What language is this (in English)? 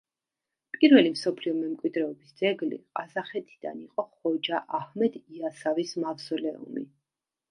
Georgian